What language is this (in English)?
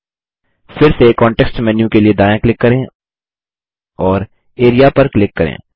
Hindi